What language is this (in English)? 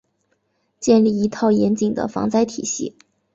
Chinese